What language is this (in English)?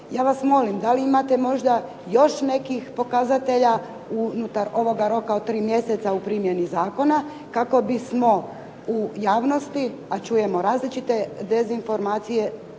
Croatian